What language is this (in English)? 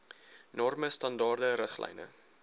Afrikaans